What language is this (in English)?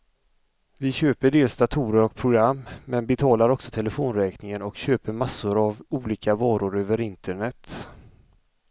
Swedish